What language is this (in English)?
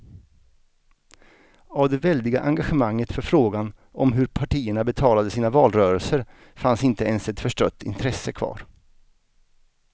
Swedish